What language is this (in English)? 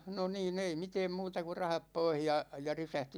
Finnish